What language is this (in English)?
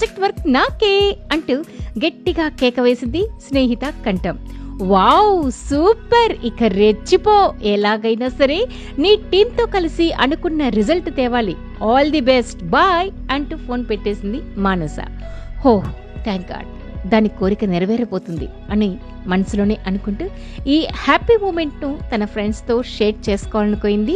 Telugu